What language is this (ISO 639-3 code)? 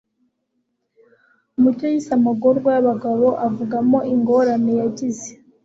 kin